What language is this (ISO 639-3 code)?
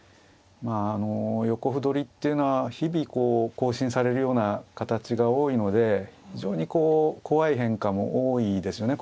jpn